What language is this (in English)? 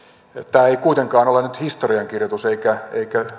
Finnish